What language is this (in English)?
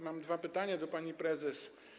Polish